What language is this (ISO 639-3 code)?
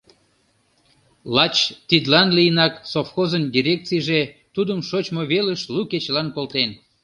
chm